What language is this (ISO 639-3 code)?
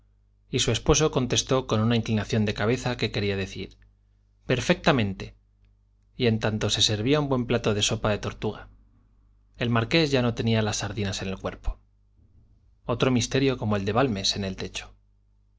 spa